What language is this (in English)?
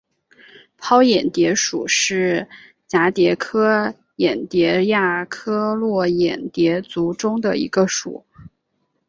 Chinese